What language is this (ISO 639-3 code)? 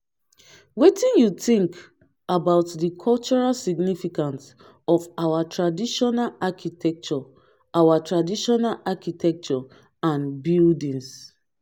pcm